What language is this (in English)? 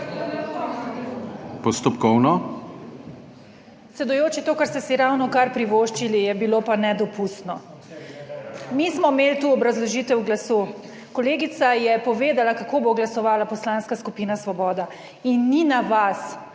Slovenian